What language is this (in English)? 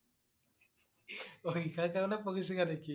Assamese